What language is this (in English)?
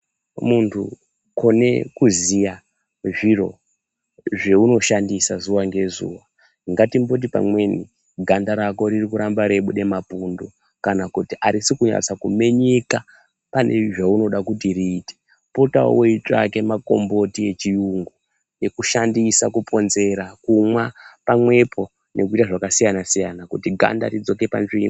Ndau